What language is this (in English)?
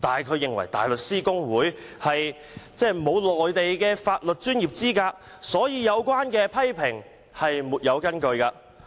Cantonese